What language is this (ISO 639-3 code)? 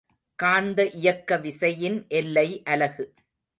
tam